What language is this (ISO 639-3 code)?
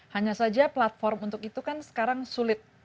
ind